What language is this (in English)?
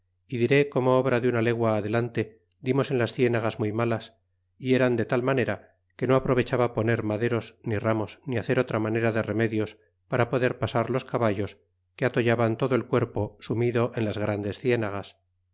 Spanish